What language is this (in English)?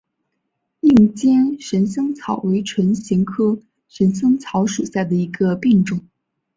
Chinese